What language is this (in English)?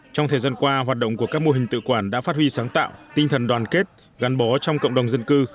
Vietnamese